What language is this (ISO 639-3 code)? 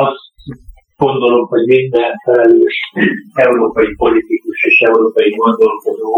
hun